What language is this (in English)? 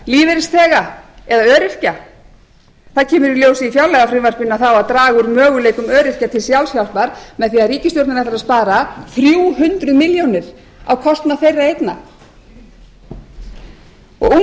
Icelandic